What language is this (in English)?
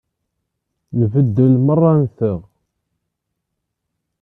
Kabyle